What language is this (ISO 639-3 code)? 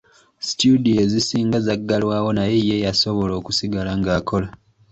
lug